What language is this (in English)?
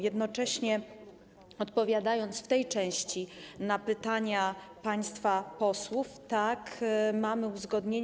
Polish